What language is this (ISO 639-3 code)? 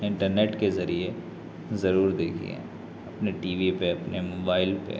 urd